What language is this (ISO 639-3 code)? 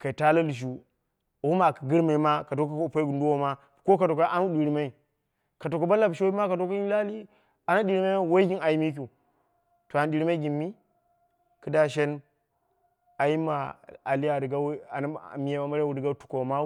kna